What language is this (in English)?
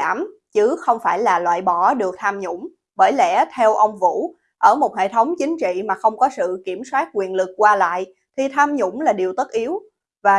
Vietnamese